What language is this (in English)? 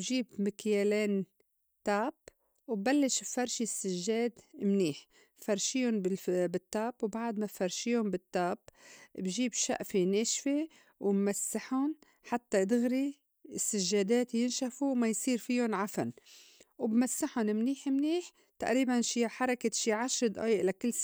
North Levantine Arabic